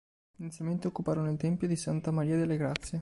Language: Italian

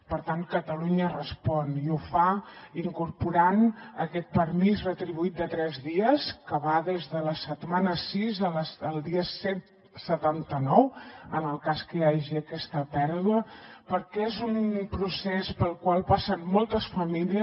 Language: Catalan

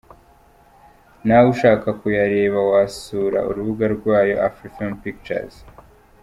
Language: Kinyarwanda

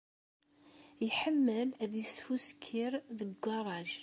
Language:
Kabyle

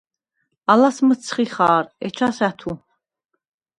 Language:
Svan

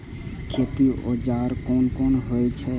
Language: Maithili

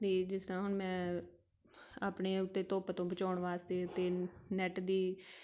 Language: Punjabi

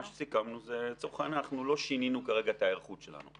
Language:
Hebrew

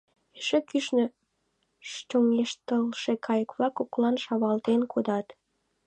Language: Mari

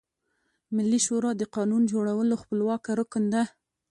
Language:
Pashto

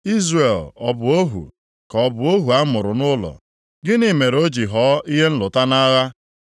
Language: Igbo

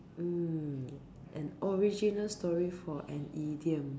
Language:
English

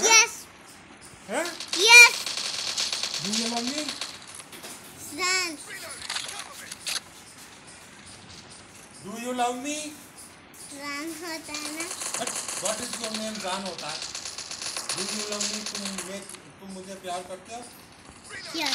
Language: Spanish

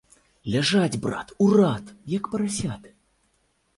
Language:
Belarusian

